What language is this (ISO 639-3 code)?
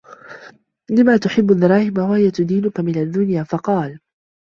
ara